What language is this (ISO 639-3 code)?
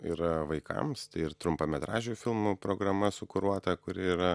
lit